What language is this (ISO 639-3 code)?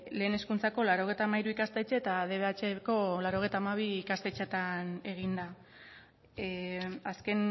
eus